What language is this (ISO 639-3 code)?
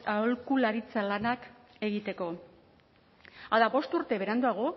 eus